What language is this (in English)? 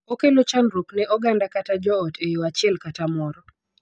Luo (Kenya and Tanzania)